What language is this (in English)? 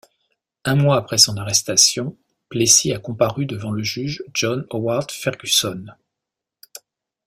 French